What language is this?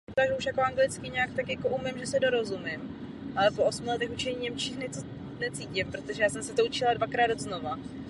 Czech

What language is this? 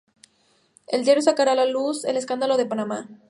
Spanish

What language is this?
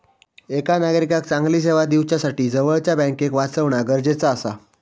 Marathi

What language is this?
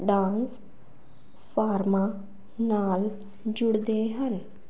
Punjabi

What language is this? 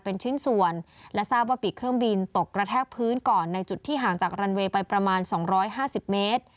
Thai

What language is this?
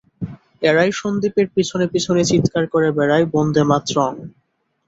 Bangla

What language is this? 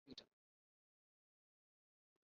Swahili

